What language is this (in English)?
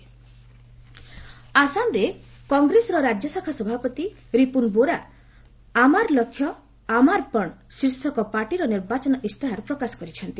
Odia